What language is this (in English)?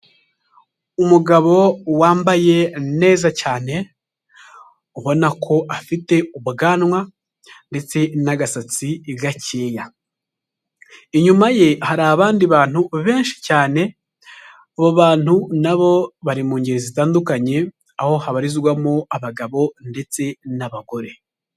Kinyarwanda